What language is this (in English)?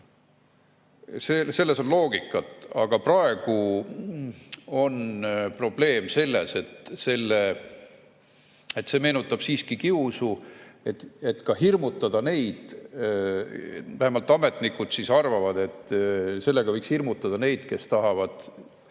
Estonian